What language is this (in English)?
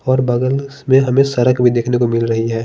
Hindi